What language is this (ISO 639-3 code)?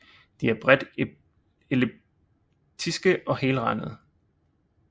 dan